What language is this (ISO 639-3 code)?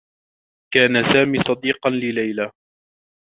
ara